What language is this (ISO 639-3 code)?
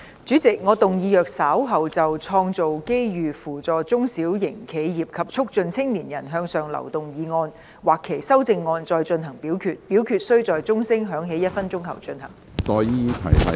yue